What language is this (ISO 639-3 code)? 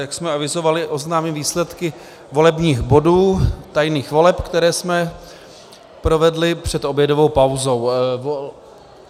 ces